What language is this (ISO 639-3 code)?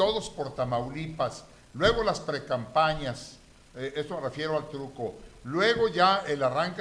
spa